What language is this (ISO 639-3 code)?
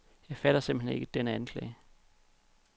dan